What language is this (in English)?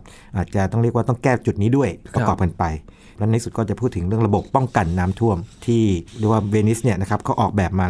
Thai